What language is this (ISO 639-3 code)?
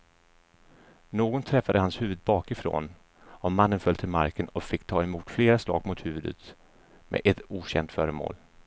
swe